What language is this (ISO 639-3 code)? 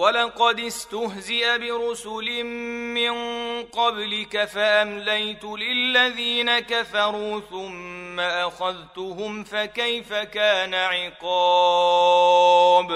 ara